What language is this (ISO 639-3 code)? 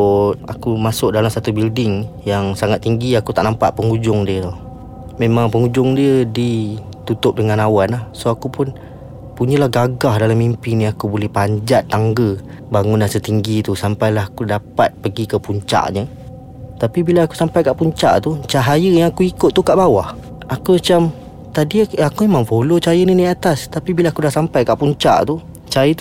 msa